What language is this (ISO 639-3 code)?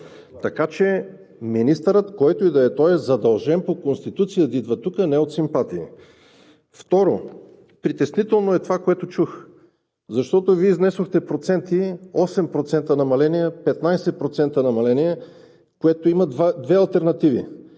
bul